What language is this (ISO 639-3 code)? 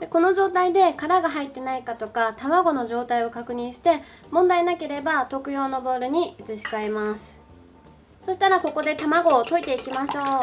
jpn